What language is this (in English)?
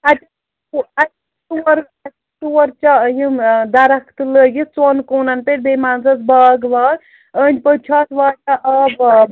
Kashmiri